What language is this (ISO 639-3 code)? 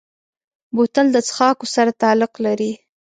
pus